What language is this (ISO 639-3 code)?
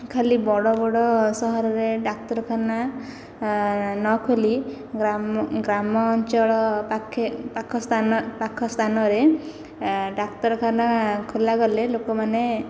ori